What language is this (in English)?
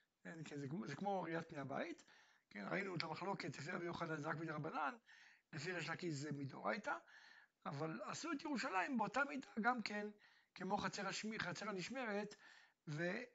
Hebrew